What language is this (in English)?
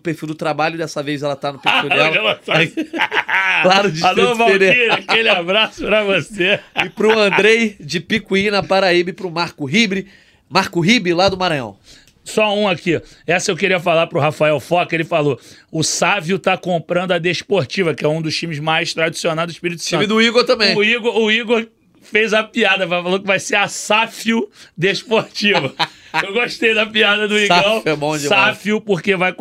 Portuguese